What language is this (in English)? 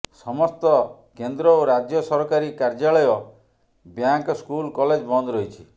Odia